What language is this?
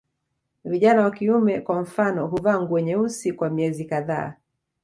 Swahili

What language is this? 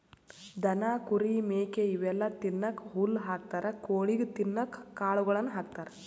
Kannada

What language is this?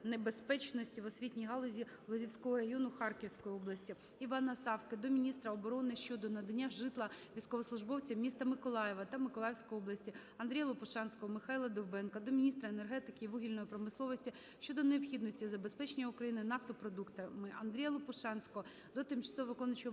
Ukrainian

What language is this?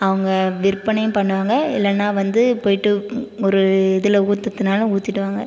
Tamil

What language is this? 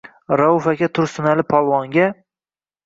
Uzbek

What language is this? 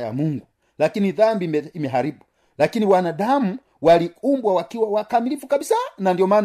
Swahili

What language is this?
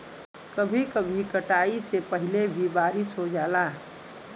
Bhojpuri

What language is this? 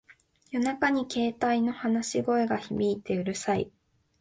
Japanese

